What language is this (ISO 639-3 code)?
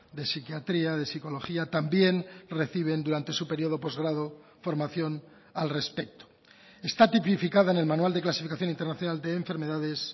spa